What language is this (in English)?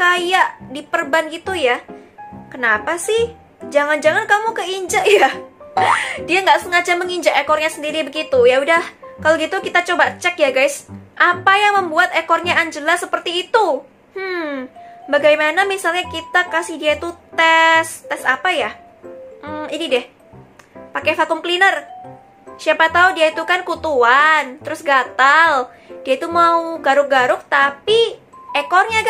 Indonesian